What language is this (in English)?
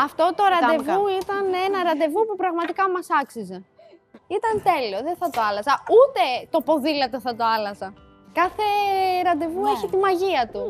Greek